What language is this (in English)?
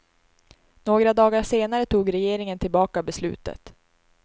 Swedish